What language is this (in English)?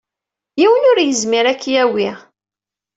Kabyle